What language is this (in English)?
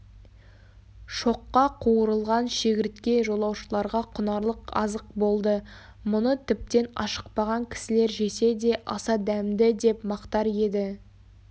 Kazakh